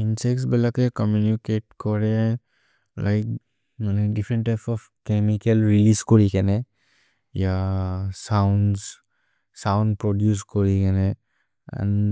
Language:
Maria (India)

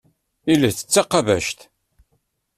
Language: Kabyle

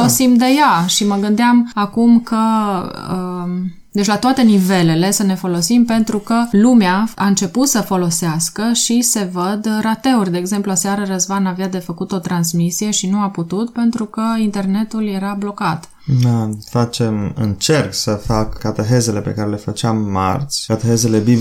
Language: Romanian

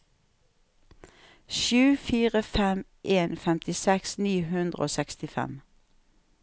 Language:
Norwegian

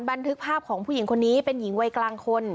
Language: Thai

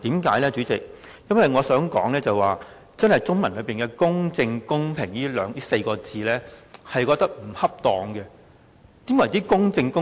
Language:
Cantonese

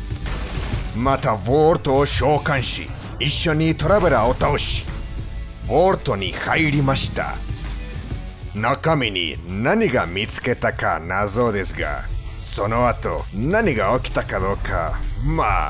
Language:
Japanese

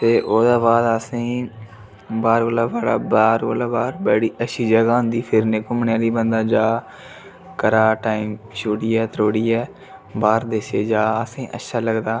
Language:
Dogri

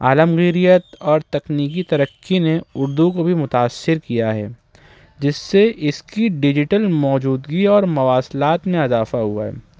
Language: Urdu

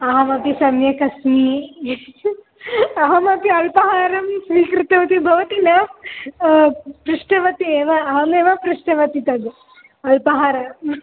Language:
Sanskrit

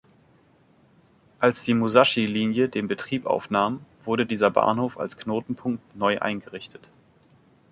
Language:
German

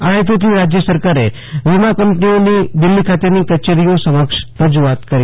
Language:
Gujarati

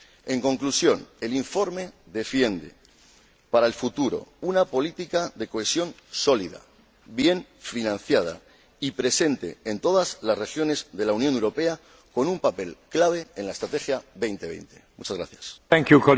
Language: Spanish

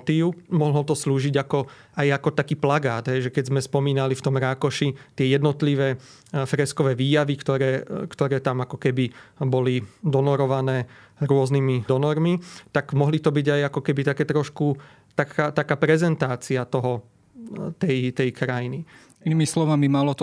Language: Slovak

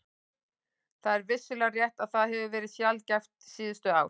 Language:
Icelandic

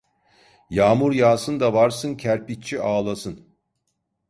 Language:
Turkish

